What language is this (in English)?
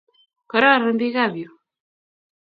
Kalenjin